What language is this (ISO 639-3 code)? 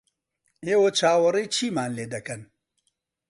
ckb